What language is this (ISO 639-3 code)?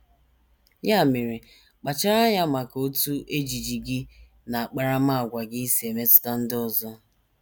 ibo